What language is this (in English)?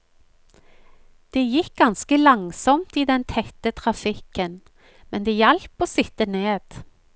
Norwegian